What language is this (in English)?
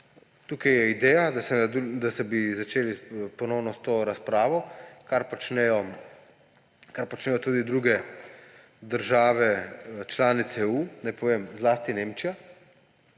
Slovenian